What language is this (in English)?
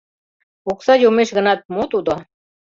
Mari